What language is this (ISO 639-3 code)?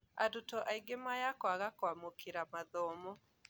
kik